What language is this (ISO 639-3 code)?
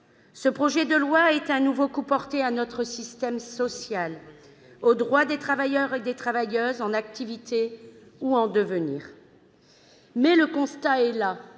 fra